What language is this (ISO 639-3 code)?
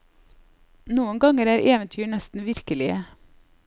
nor